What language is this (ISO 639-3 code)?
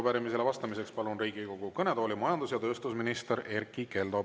est